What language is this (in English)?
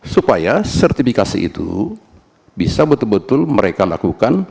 Indonesian